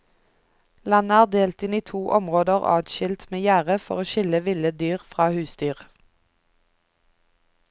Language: Norwegian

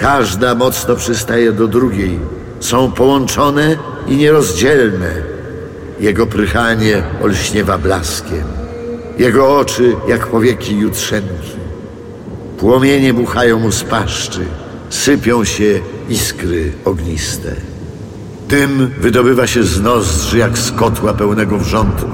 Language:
Polish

